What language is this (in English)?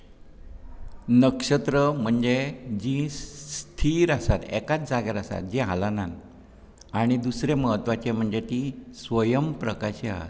Konkani